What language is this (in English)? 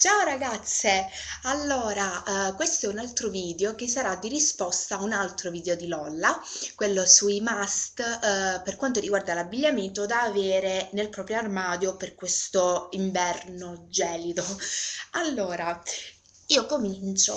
Italian